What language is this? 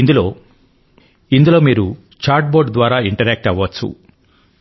Telugu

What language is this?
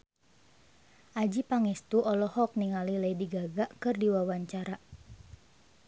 Sundanese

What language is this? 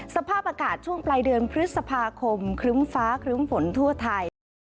Thai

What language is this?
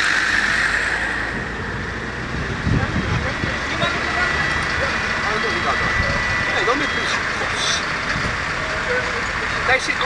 Dutch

